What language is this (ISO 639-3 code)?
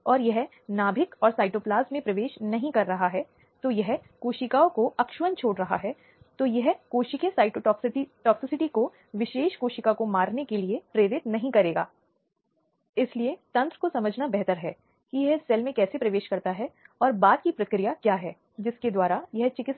hin